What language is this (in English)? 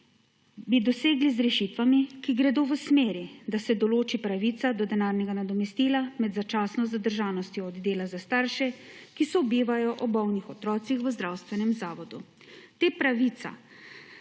Slovenian